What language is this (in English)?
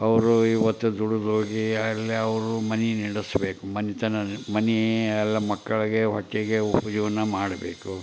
Kannada